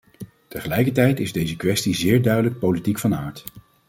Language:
Dutch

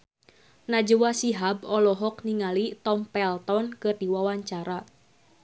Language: Sundanese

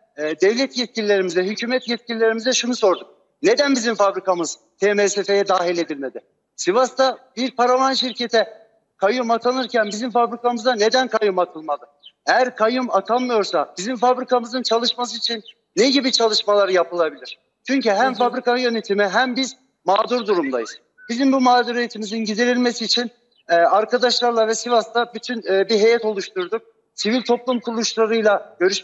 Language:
Turkish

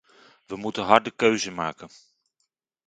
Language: Dutch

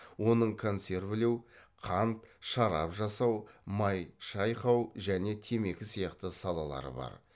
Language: Kazakh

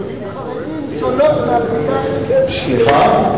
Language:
Hebrew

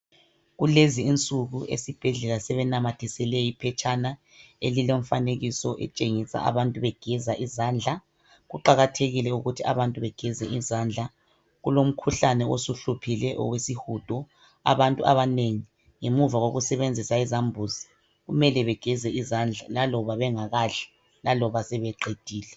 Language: North Ndebele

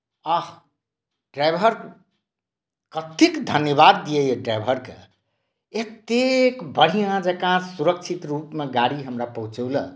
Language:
Maithili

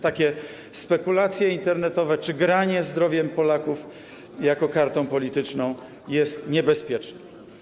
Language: Polish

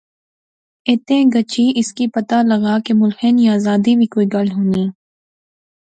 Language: Pahari-Potwari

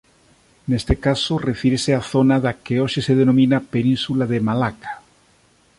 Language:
Galician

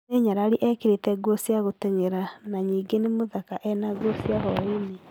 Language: Kikuyu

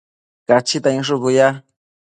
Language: Matsés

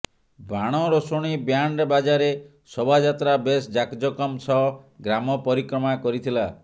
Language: Odia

